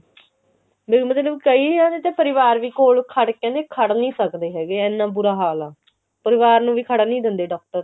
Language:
Punjabi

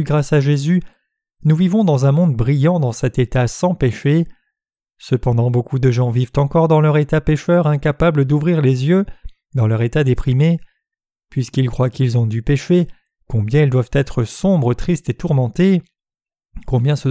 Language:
French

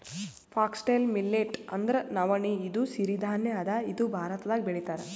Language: Kannada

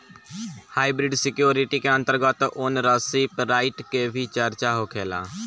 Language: Bhojpuri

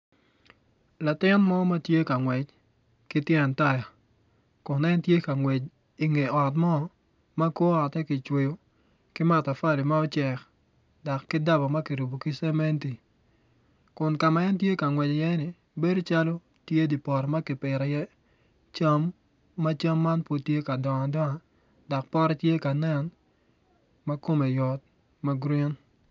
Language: Acoli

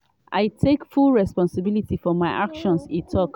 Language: Nigerian Pidgin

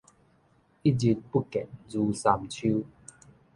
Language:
Min Nan Chinese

